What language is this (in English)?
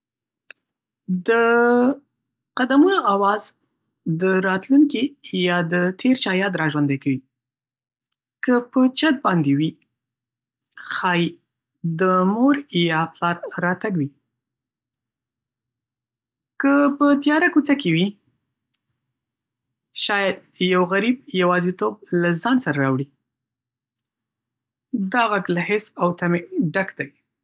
Pashto